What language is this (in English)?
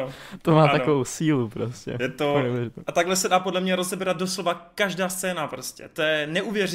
Czech